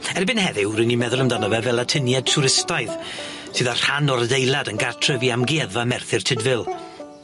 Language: Welsh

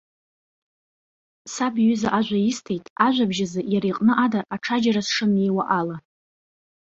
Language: Abkhazian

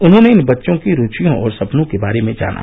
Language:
Hindi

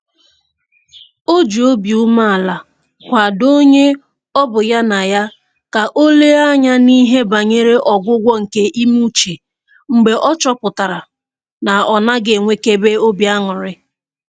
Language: Igbo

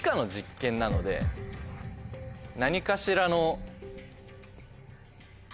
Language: Japanese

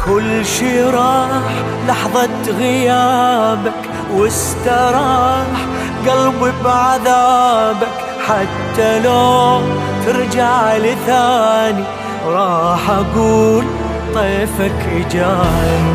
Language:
Arabic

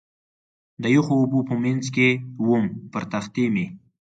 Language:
Pashto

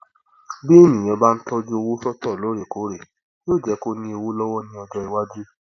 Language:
Yoruba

